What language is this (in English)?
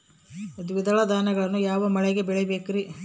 Kannada